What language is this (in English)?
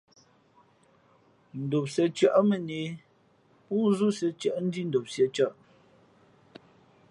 Fe'fe'